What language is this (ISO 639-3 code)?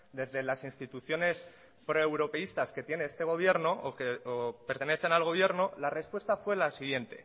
spa